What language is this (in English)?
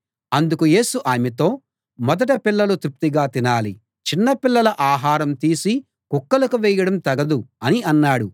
Telugu